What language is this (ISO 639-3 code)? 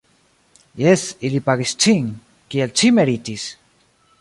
epo